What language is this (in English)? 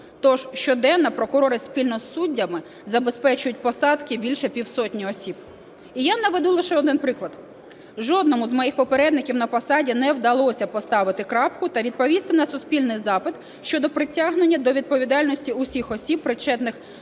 Ukrainian